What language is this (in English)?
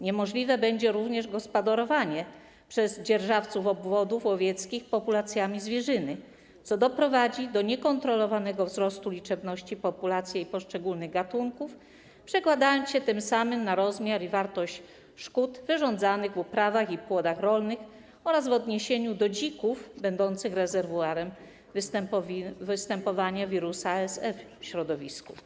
Polish